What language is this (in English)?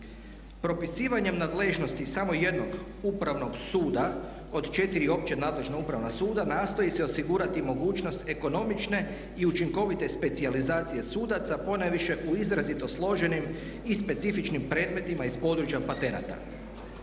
Croatian